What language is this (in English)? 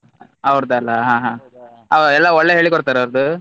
Kannada